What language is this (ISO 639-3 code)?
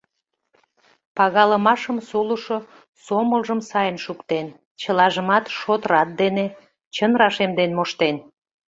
chm